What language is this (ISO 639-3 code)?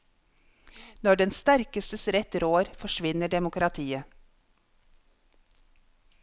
nor